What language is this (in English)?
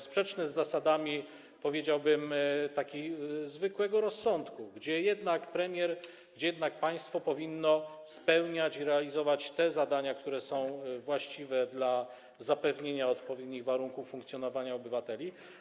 Polish